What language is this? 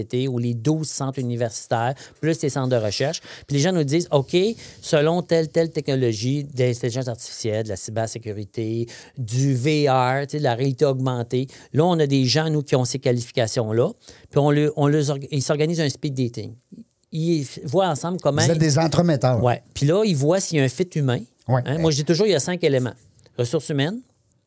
French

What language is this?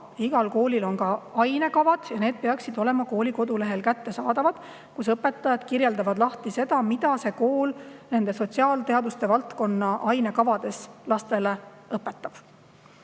Estonian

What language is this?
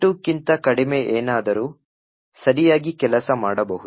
Kannada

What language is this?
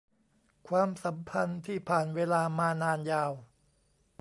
Thai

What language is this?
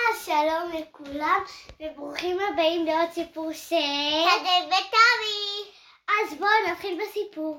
Hebrew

